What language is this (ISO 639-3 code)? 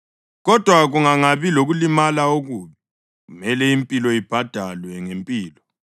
nde